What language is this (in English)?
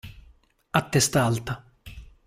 Italian